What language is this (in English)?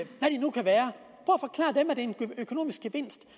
Danish